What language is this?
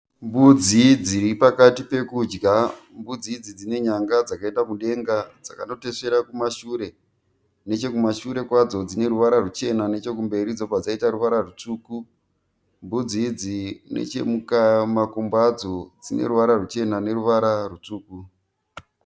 Shona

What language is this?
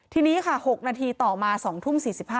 Thai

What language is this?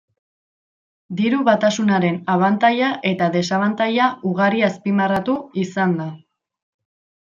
Basque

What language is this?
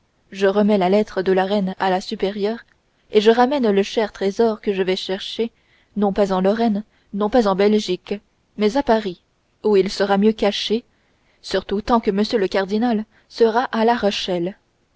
French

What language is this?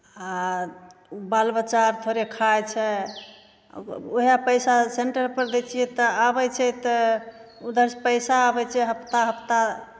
Maithili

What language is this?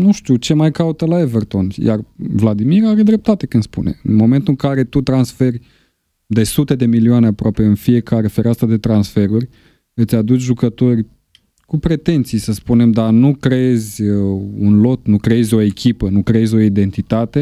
Romanian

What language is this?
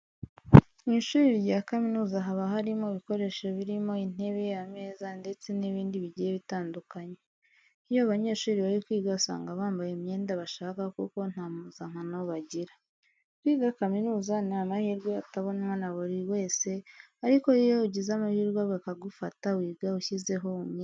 Kinyarwanda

